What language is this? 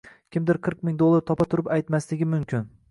Uzbek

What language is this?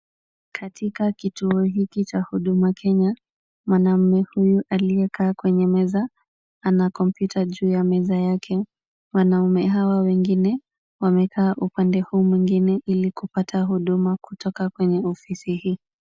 Swahili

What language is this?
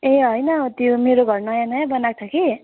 Nepali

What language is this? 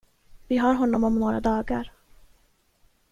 Swedish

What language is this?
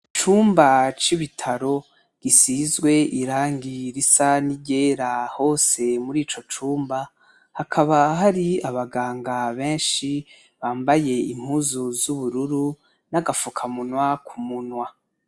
Rundi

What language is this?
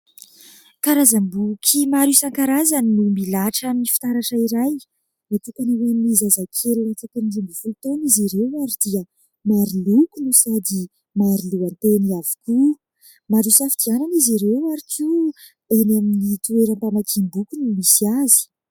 Malagasy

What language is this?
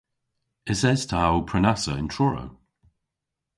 Cornish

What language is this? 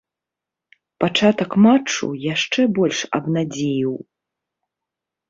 Belarusian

